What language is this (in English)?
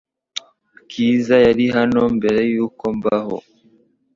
Kinyarwanda